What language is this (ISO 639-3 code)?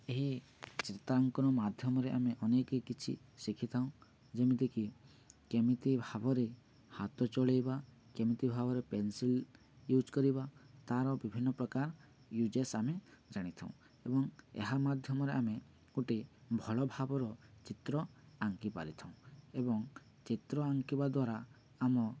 ori